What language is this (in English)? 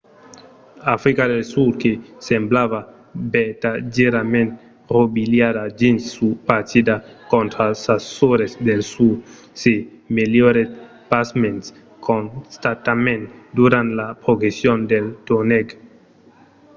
Occitan